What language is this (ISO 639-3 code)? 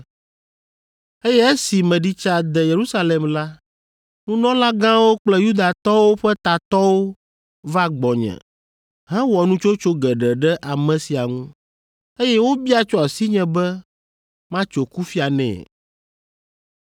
ewe